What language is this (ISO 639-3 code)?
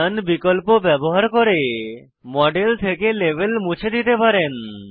ben